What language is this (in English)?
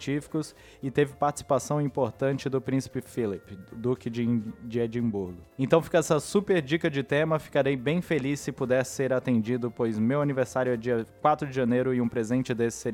Portuguese